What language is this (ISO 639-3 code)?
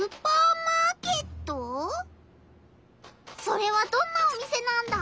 jpn